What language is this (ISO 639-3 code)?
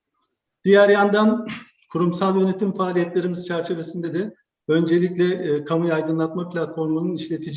tur